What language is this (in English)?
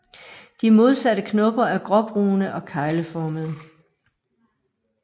Danish